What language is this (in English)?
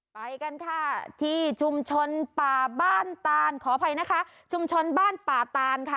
Thai